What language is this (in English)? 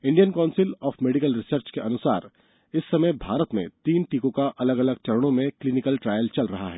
Hindi